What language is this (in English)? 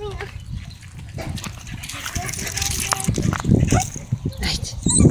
Bulgarian